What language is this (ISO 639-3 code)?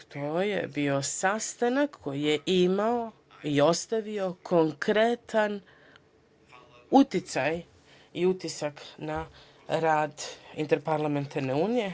srp